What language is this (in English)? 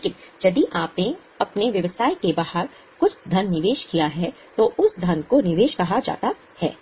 Hindi